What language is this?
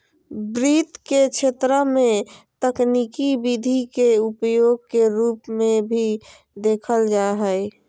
Magahi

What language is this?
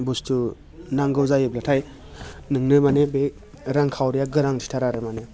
Bodo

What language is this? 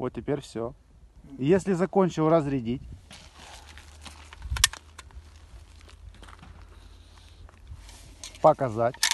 Russian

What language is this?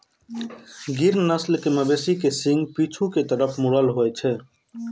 Maithili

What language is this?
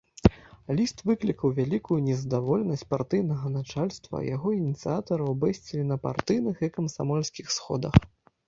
Belarusian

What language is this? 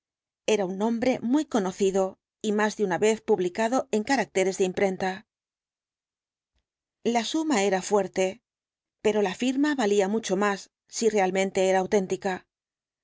Spanish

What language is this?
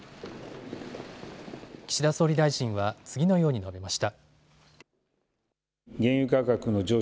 Japanese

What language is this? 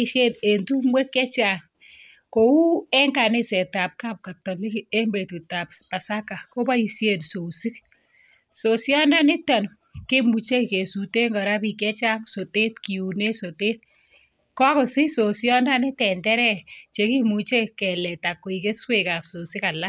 Kalenjin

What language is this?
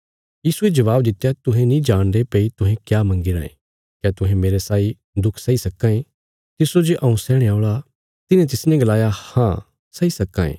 Bilaspuri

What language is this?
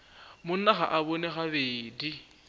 Northern Sotho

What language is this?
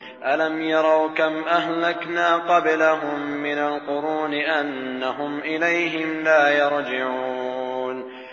Arabic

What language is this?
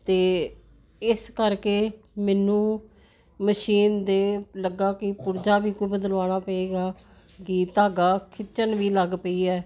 Punjabi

